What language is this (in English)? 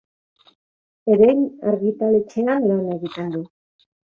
Basque